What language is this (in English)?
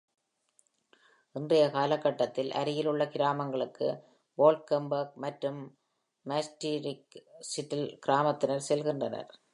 Tamil